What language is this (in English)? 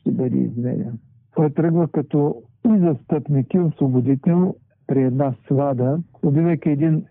Bulgarian